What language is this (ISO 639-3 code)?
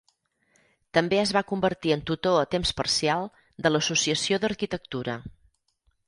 cat